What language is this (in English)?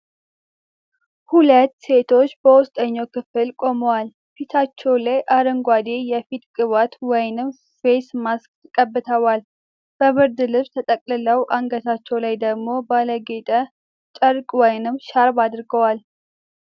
Amharic